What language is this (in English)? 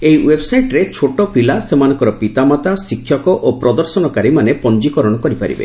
Odia